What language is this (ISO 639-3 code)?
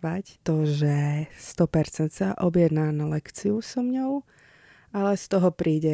ces